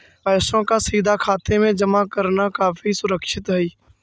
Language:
Magahi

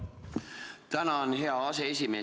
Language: Estonian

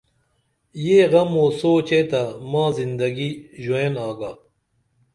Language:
Dameli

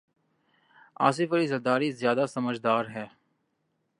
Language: Urdu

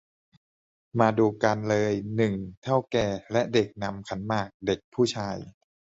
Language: Thai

